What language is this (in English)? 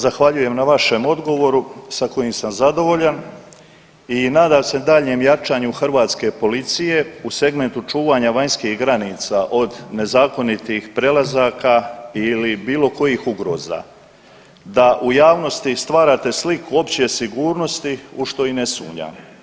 Croatian